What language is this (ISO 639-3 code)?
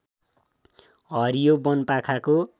nep